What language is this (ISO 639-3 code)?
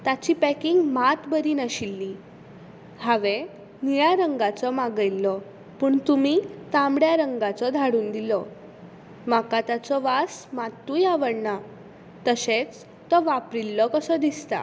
kok